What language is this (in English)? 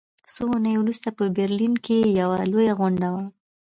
Pashto